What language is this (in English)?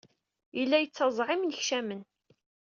Kabyle